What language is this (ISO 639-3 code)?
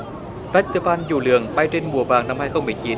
vie